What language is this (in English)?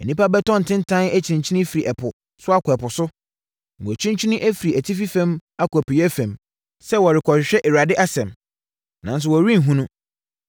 Akan